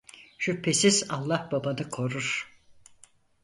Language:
Turkish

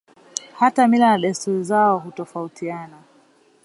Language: Swahili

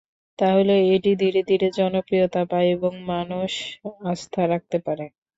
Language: Bangla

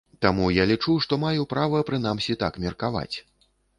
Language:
Belarusian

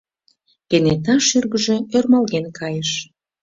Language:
Mari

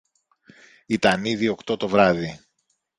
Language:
Greek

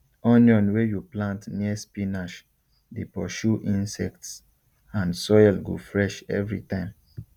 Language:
Nigerian Pidgin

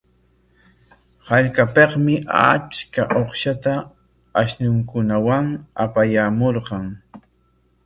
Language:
Corongo Ancash Quechua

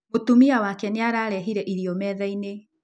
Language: Kikuyu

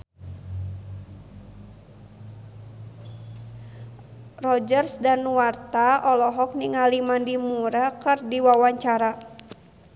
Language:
Sundanese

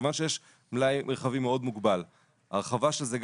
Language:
Hebrew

